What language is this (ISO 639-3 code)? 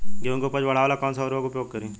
bho